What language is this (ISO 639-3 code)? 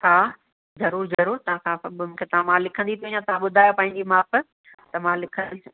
snd